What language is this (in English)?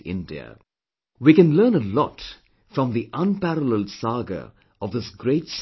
English